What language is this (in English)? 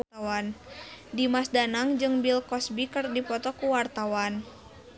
Sundanese